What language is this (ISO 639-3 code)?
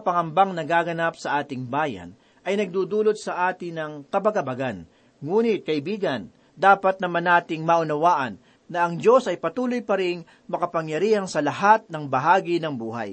fil